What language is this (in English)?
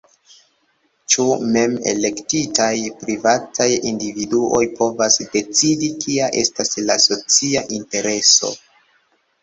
Esperanto